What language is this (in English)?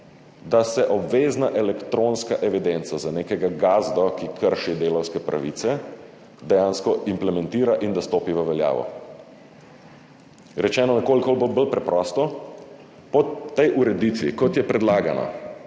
Slovenian